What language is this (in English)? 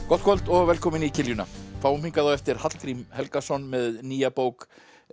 Icelandic